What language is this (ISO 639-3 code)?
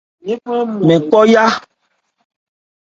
ebr